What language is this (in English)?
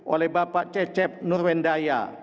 Indonesian